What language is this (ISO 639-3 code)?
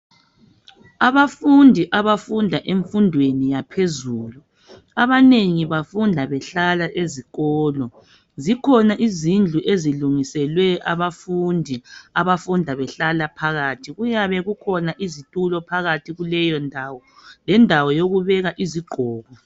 nde